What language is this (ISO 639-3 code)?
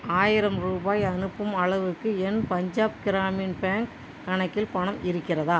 tam